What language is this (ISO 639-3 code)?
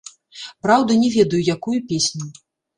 bel